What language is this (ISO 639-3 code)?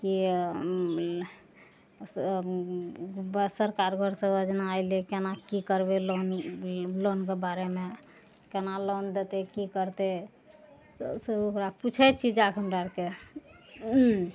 mai